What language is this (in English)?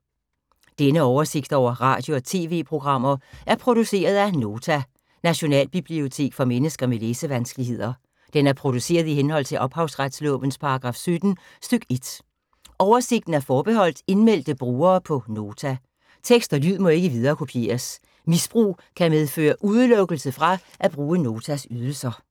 Danish